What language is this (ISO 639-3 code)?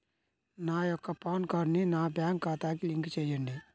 tel